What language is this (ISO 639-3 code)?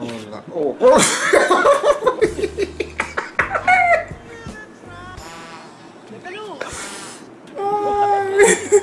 eng